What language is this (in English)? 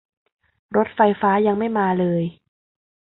Thai